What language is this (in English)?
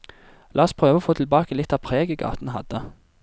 Norwegian